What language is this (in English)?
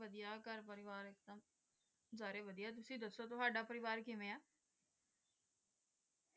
Punjabi